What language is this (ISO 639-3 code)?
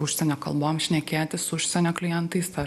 lit